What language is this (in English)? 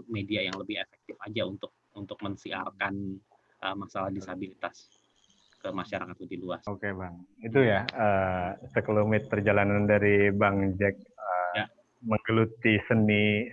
Indonesian